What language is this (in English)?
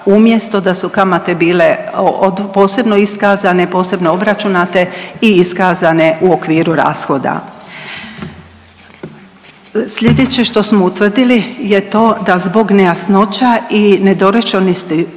Croatian